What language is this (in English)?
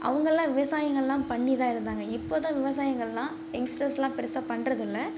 Tamil